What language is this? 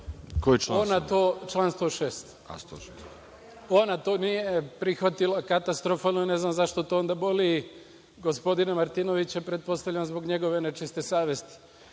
Serbian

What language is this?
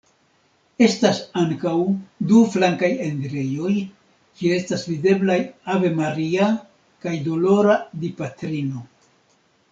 Esperanto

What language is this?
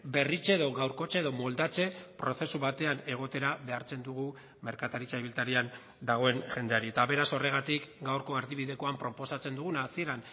Basque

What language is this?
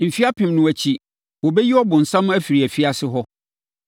Akan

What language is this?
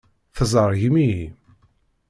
Kabyle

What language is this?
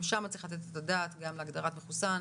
Hebrew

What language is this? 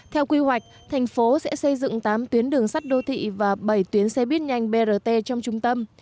Vietnamese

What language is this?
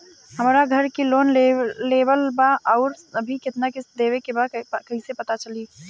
Bhojpuri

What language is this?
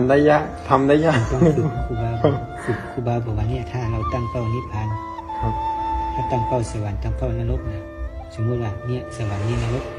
Thai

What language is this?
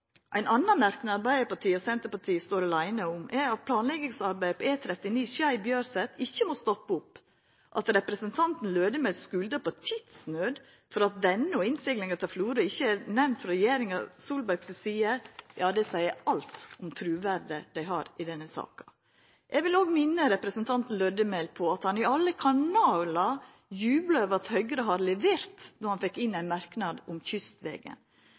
Norwegian Nynorsk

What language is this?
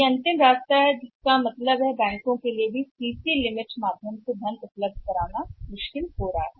Hindi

